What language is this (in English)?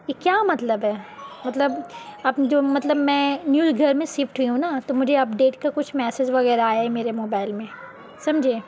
Urdu